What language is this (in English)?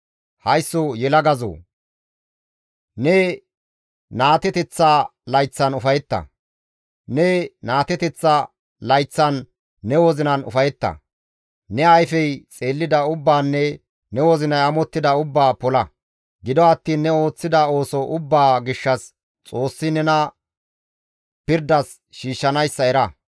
Gamo